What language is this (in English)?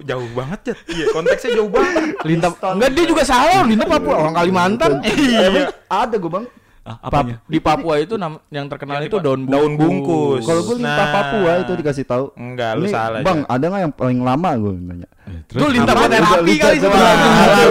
Indonesian